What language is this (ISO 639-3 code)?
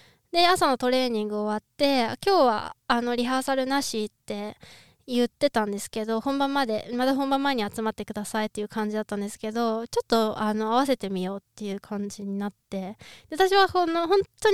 jpn